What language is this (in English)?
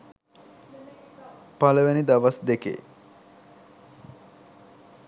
Sinhala